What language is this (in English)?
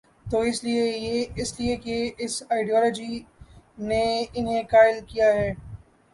Urdu